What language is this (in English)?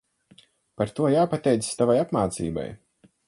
Latvian